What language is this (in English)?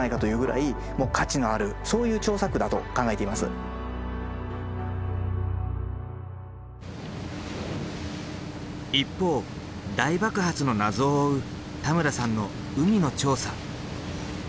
Japanese